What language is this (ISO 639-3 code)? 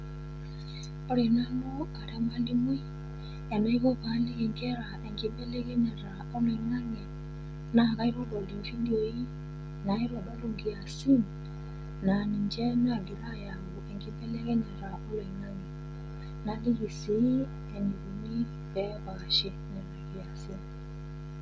mas